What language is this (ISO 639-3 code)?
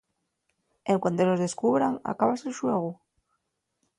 ast